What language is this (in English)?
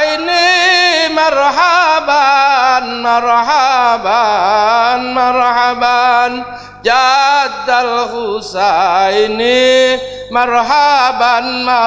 Indonesian